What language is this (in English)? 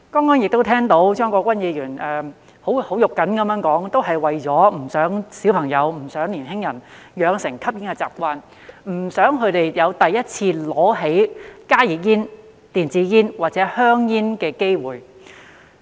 Cantonese